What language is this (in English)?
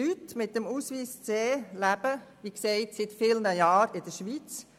Swiss German